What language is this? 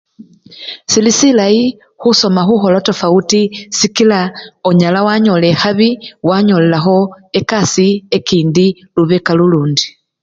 Luyia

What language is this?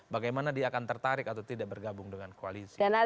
Indonesian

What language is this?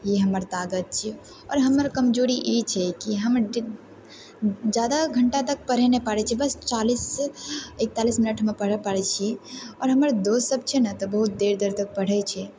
Maithili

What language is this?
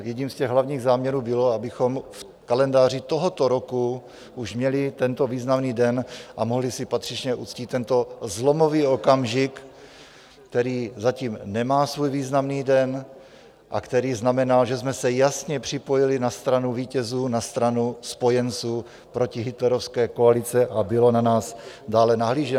Czech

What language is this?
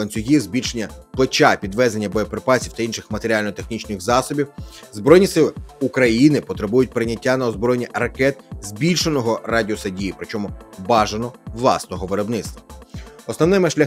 Ukrainian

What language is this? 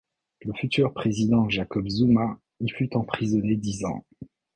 French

